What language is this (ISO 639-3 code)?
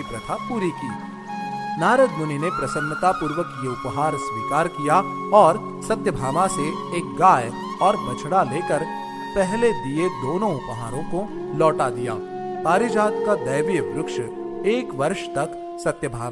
hin